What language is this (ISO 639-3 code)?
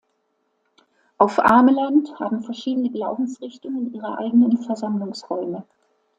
deu